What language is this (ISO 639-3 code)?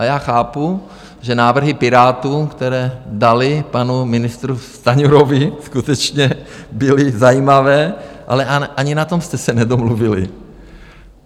ces